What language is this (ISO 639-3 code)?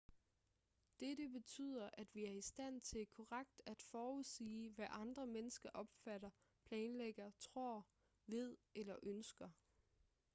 dan